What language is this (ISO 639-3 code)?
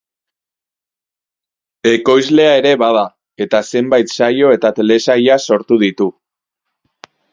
eus